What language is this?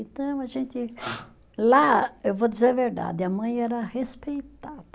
Portuguese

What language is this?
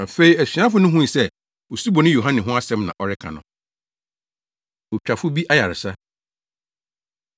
Akan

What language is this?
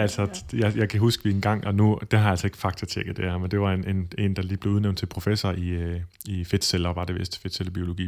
Danish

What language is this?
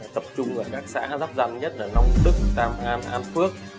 Vietnamese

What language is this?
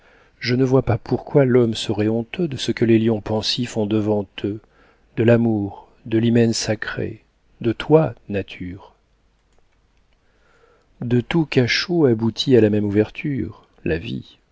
French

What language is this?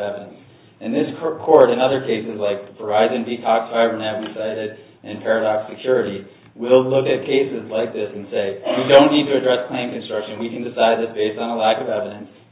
English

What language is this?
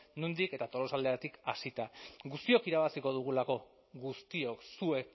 Basque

